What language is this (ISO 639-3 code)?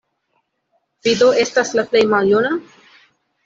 epo